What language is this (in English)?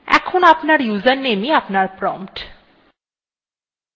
Bangla